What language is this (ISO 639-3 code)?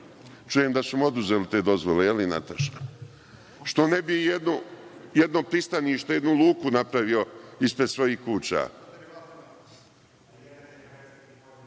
srp